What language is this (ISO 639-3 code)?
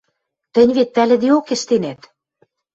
mrj